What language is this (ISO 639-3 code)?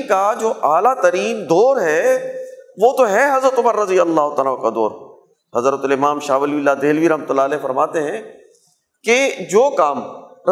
urd